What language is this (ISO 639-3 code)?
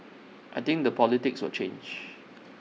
eng